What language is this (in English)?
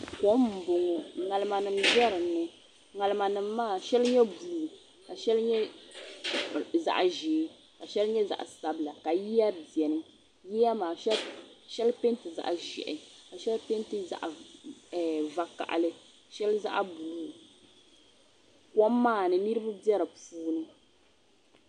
Dagbani